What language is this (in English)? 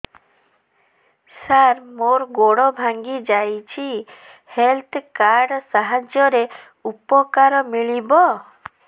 Odia